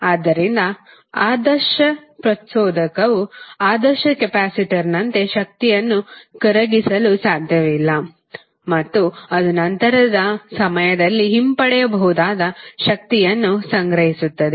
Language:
Kannada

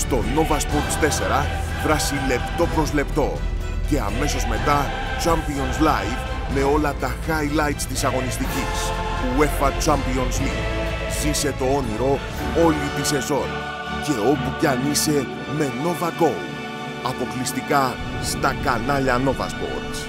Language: Greek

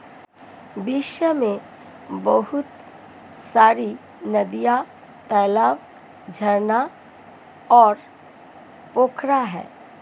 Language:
Hindi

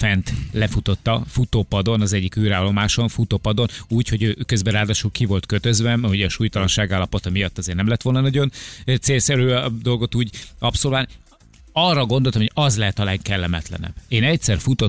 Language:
Hungarian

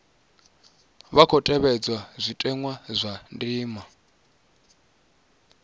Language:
Venda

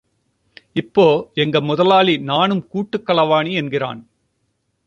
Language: Tamil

